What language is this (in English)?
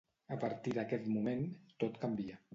Catalan